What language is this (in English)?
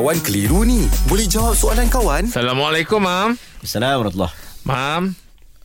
Malay